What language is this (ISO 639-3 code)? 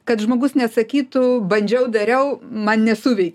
lit